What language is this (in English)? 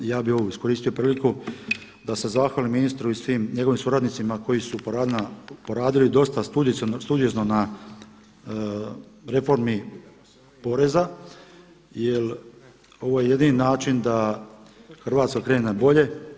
Croatian